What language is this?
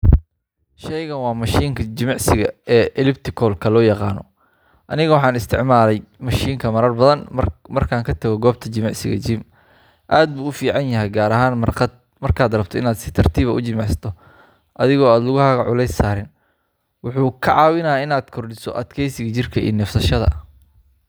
Somali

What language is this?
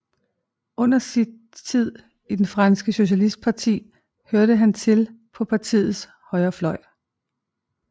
Danish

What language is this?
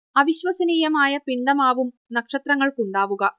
Malayalam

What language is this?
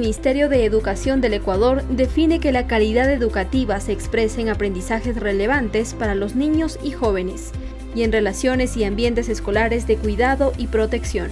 Spanish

